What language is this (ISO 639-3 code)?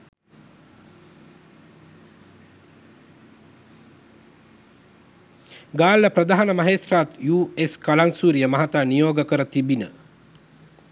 sin